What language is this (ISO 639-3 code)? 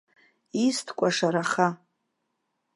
abk